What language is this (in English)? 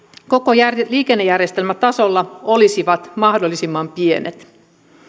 Finnish